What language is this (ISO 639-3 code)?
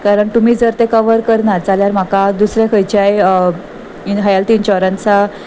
kok